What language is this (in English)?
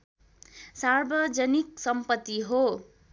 Nepali